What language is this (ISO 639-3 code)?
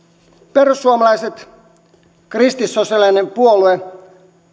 fin